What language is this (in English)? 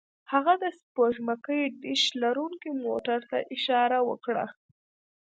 Pashto